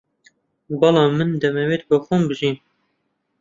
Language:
Central Kurdish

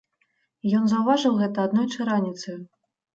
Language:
Belarusian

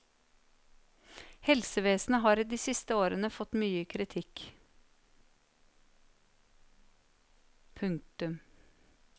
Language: Norwegian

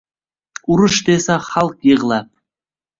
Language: Uzbek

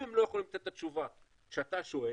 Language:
Hebrew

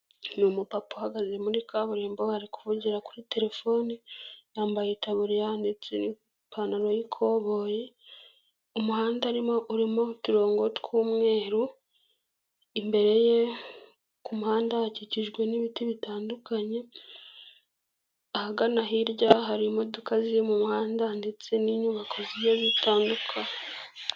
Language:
Kinyarwanda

